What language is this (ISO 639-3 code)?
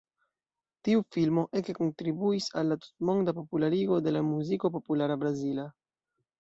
epo